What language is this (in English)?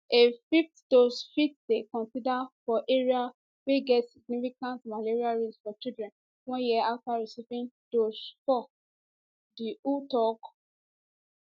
Nigerian Pidgin